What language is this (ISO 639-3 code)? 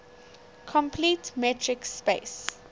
eng